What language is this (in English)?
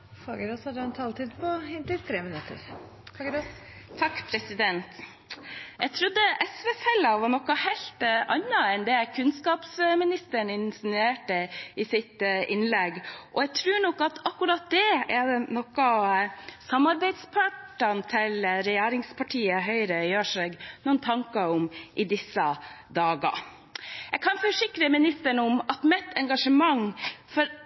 Norwegian Bokmål